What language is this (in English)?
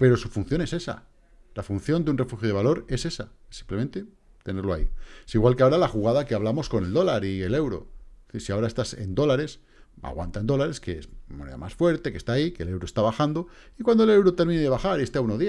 Spanish